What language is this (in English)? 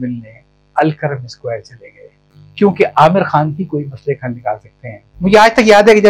Urdu